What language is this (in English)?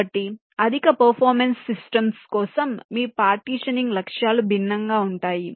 Telugu